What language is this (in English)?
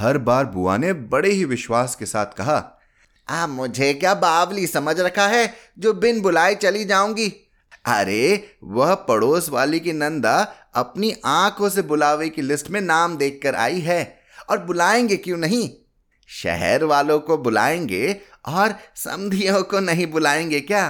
Hindi